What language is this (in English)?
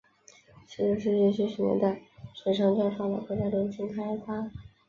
Chinese